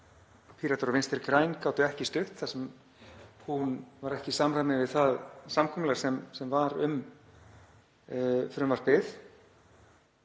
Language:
Icelandic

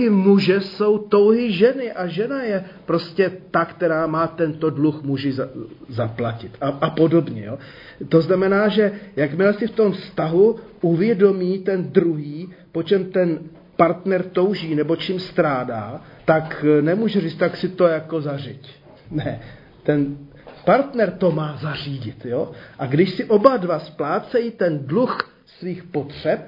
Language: Czech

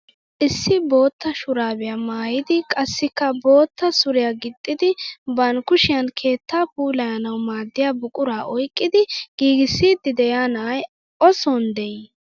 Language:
Wolaytta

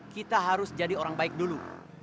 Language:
Indonesian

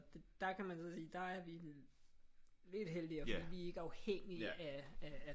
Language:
Danish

